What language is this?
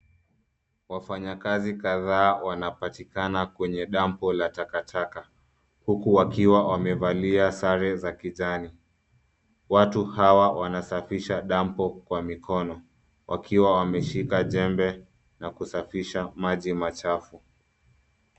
Swahili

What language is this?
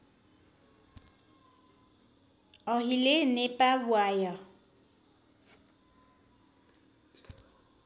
Nepali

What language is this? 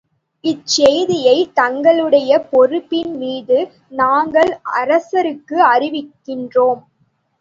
Tamil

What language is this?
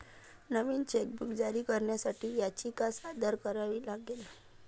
Marathi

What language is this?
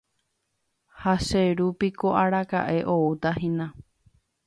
Guarani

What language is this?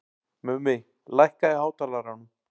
Icelandic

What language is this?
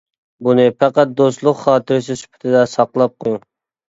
Uyghur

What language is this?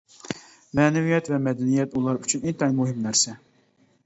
Uyghur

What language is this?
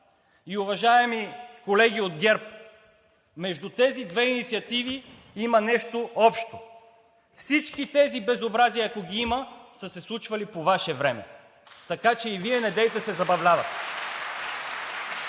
Bulgarian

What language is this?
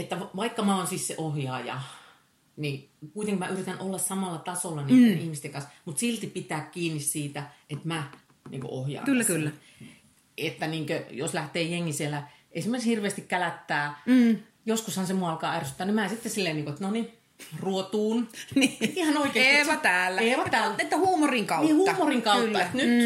Finnish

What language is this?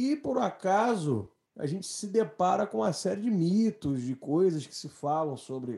Portuguese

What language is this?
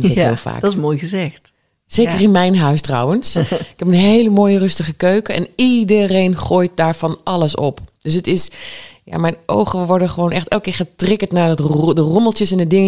Dutch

